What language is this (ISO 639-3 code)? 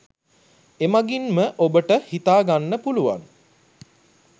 sin